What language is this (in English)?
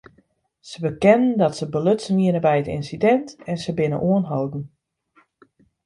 Western Frisian